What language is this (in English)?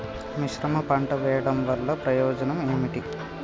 Telugu